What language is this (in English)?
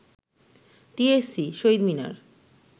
Bangla